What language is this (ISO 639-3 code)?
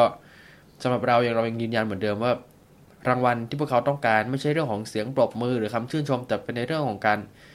tha